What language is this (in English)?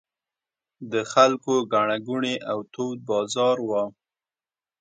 Pashto